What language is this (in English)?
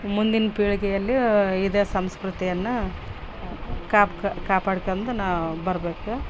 Kannada